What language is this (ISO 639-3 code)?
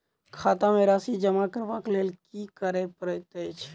mai